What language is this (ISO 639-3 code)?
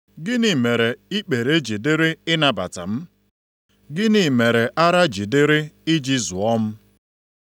ibo